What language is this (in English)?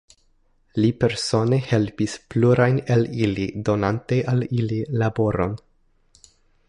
Esperanto